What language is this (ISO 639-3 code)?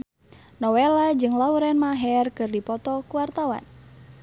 sun